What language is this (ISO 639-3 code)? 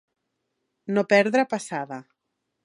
cat